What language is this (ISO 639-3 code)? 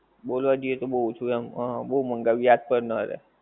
guj